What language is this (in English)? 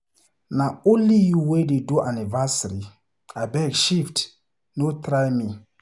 Nigerian Pidgin